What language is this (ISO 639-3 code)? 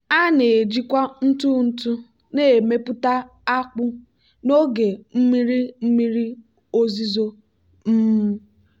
ibo